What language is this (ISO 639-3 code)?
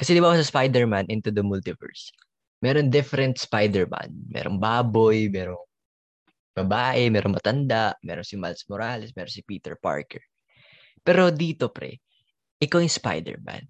fil